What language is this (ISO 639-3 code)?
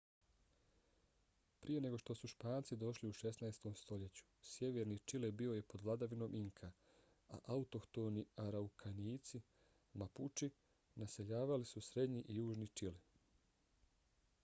bos